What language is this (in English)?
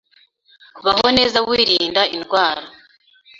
Kinyarwanda